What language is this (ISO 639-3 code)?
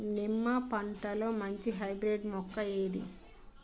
tel